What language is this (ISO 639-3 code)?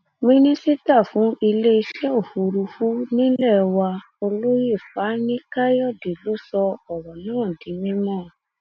yor